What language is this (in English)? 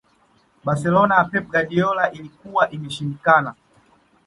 Swahili